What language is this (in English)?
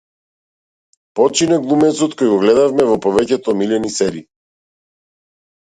Macedonian